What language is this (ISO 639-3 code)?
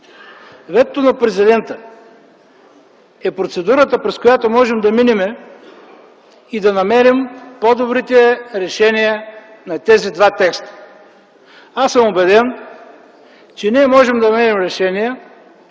bul